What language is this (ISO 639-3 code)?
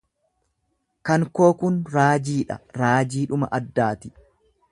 orm